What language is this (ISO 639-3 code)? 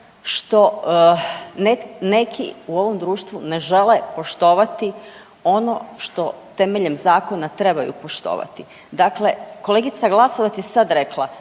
hrv